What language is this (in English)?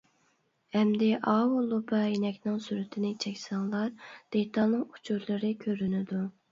Uyghur